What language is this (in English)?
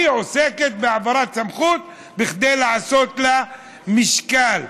Hebrew